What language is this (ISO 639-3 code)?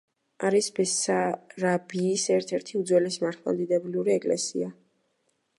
kat